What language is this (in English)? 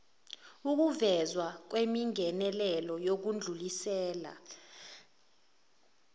Zulu